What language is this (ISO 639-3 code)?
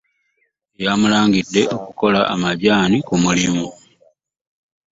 lug